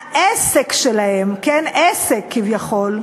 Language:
Hebrew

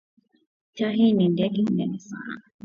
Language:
Swahili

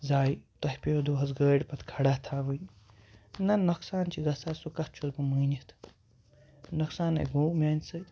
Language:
Kashmiri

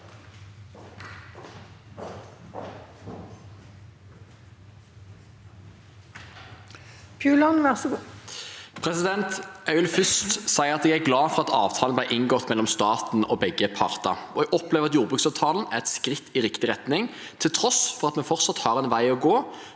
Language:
Norwegian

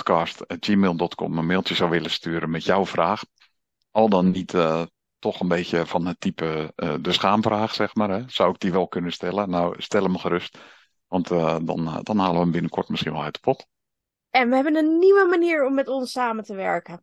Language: Dutch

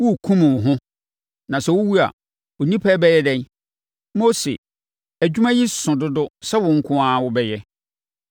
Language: Akan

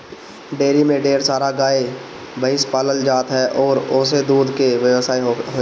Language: Bhojpuri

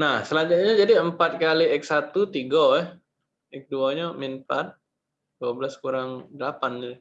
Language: Indonesian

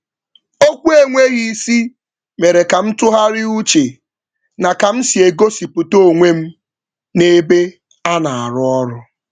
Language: Igbo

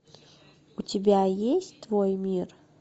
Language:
Russian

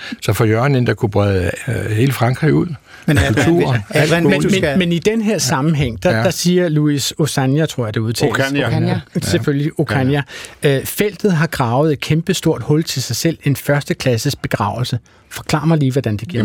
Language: Danish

